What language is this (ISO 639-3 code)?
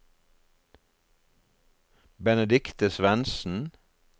nor